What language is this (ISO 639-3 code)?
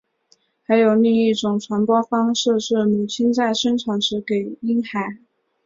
zho